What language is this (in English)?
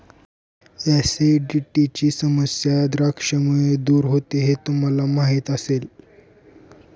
Marathi